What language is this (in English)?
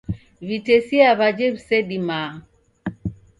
Taita